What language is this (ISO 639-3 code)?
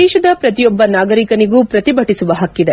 kan